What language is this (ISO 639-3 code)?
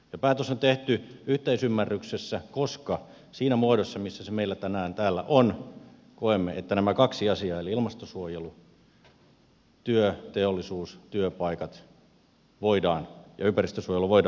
fin